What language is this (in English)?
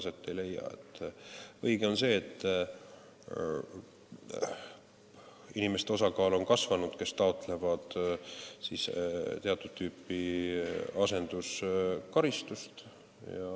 Estonian